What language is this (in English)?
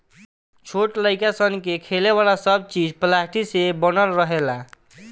Bhojpuri